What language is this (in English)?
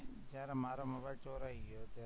Gujarati